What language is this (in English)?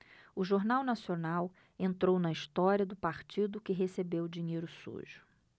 Portuguese